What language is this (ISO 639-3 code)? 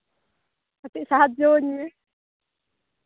sat